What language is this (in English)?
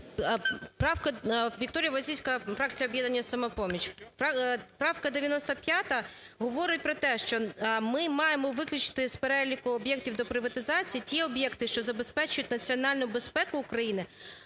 Ukrainian